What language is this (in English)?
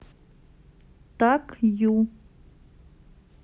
Russian